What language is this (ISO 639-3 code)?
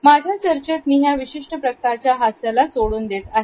mar